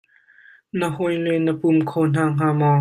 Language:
Hakha Chin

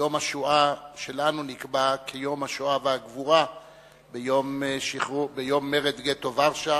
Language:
Hebrew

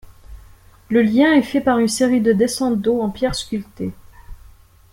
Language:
French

